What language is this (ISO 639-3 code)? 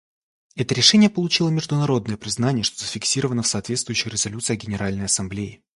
rus